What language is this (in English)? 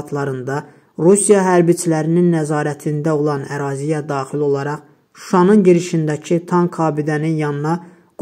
Turkish